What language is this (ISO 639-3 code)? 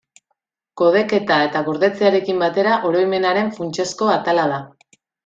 eus